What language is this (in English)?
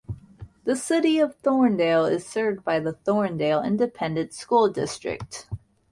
English